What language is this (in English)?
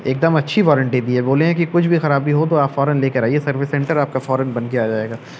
Urdu